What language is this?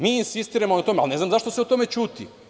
Serbian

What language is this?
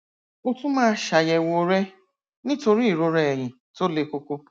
Yoruba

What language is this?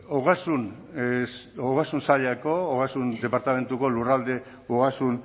Basque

